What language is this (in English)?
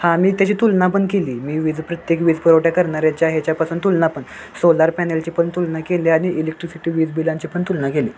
Marathi